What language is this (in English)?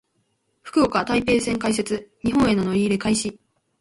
Japanese